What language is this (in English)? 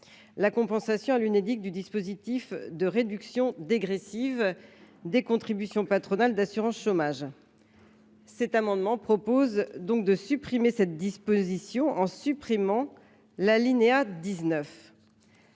French